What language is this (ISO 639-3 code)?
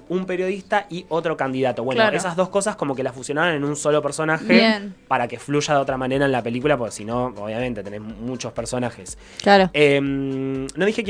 spa